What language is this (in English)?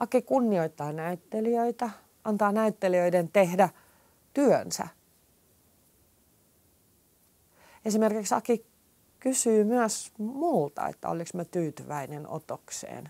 Finnish